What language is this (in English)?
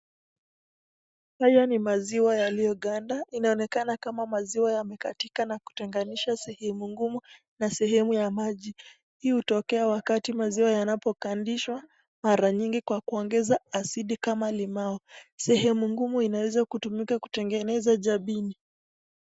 Swahili